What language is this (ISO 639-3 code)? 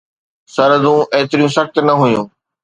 snd